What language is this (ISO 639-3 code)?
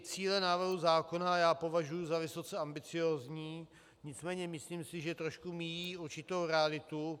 ces